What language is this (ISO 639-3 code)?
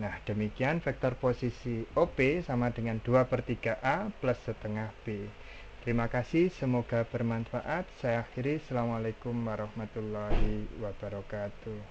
ind